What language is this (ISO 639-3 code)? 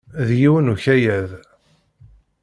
kab